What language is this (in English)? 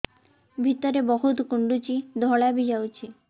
Odia